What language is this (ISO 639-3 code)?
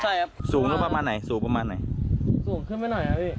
tha